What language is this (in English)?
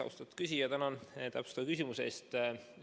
Estonian